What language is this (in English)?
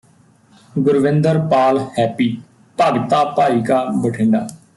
Punjabi